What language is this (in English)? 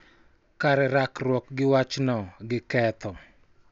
Luo (Kenya and Tanzania)